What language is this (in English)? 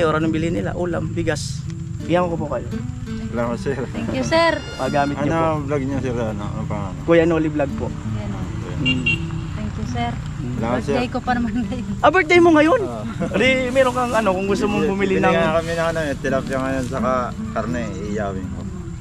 Filipino